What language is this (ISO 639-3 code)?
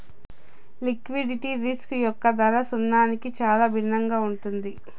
tel